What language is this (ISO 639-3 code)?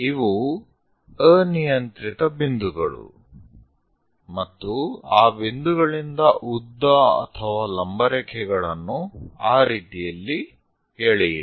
kan